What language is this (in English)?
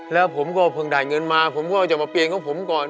Thai